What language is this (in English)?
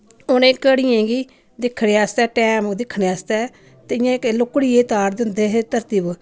Dogri